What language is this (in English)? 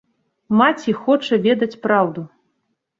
Belarusian